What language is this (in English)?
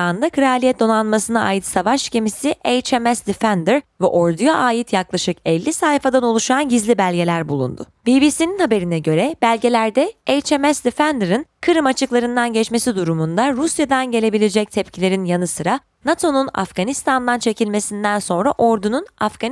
Turkish